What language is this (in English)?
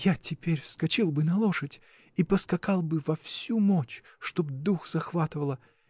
Russian